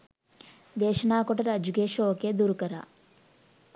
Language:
Sinhala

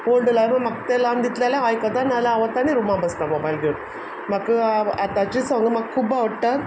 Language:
Konkani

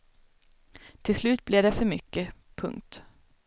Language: Swedish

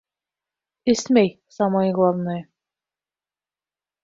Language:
Bashkir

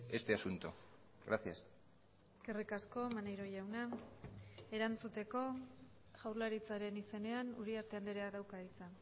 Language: Basque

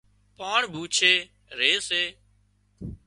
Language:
Wadiyara Koli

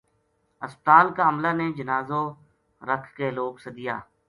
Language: Gujari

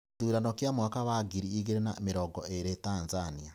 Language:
Kikuyu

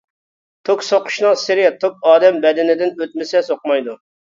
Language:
Uyghur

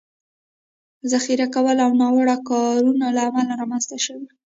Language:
Pashto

